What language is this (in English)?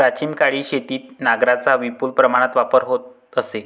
Marathi